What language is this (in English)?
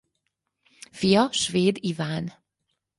Hungarian